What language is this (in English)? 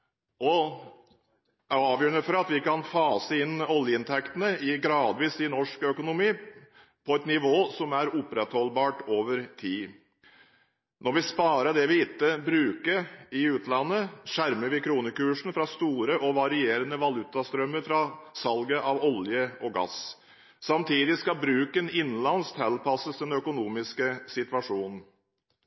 Norwegian Bokmål